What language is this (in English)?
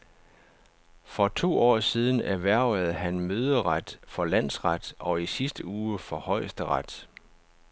Danish